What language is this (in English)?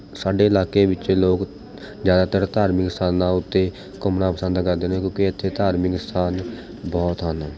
Punjabi